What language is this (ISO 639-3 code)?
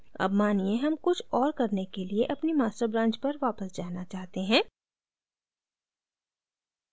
hin